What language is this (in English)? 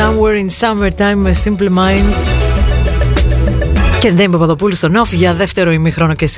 Greek